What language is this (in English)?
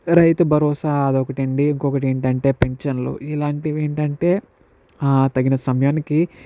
Telugu